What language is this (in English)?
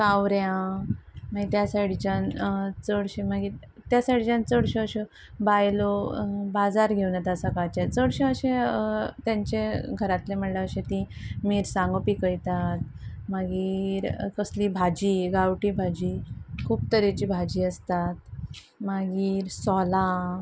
Konkani